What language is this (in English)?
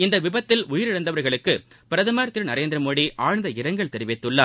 Tamil